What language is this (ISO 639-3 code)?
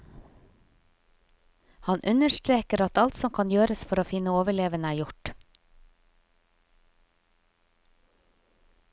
nor